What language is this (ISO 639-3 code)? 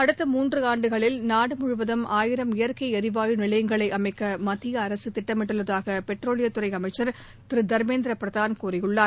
tam